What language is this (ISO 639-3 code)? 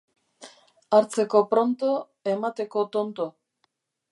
eus